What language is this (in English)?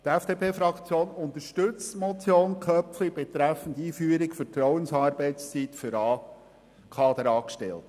Swiss German